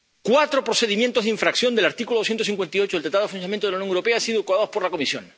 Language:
Spanish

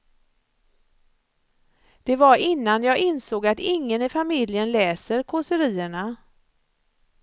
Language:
Swedish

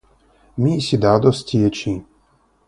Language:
Esperanto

